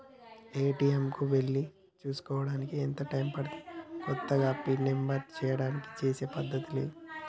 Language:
Telugu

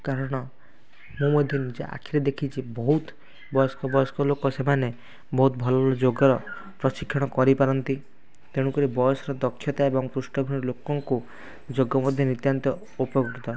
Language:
Odia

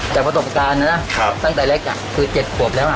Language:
Thai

